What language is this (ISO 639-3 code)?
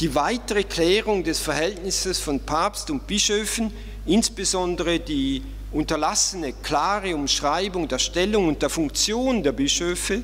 deu